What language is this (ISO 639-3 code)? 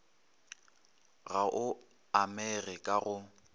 nso